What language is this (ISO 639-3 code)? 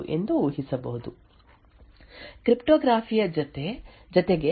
kan